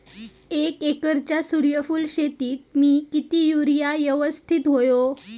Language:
Marathi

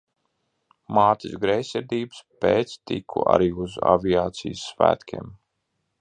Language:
Latvian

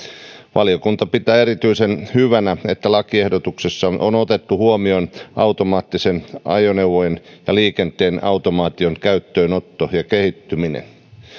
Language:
Finnish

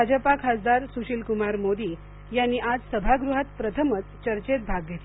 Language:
Marathi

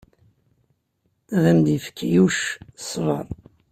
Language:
Kabyle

